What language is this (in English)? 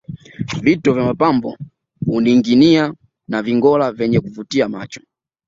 Swahili